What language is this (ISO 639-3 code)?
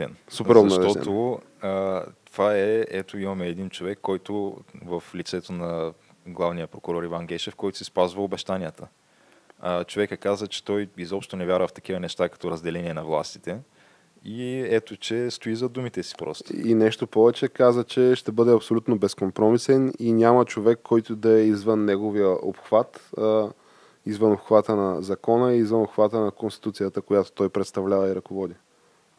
bul